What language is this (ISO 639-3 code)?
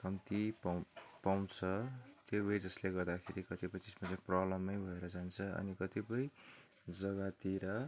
nep